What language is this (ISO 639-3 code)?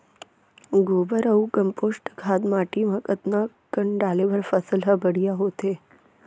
hne